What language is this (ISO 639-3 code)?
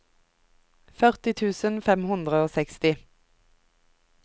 nor